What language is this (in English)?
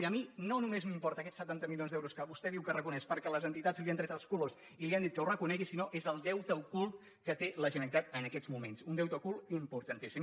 Catalan